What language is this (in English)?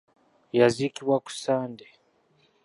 Ganda